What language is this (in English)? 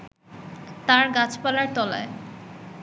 Bangla